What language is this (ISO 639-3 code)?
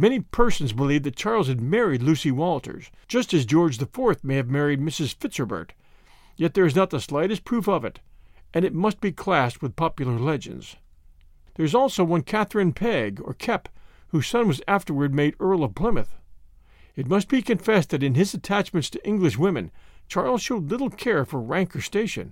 eng